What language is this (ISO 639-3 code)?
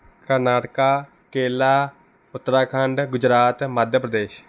pan